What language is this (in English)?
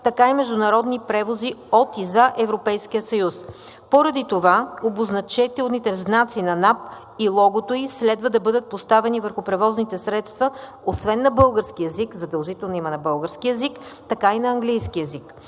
Bulgarian